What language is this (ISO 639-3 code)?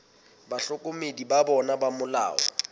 sot